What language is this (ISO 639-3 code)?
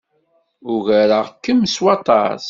kab